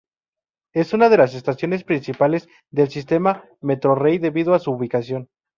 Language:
Spanish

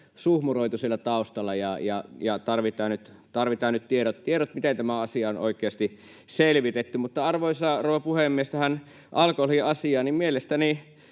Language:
Finnish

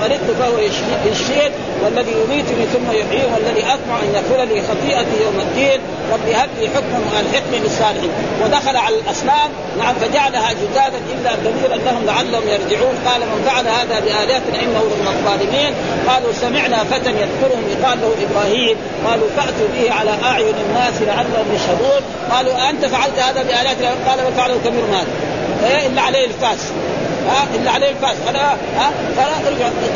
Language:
Arabic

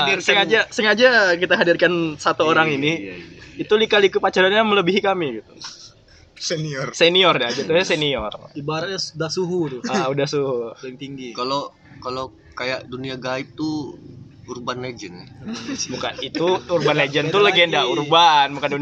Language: Indonesian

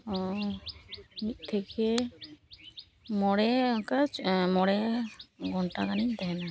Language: Santali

